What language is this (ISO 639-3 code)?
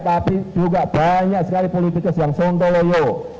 ind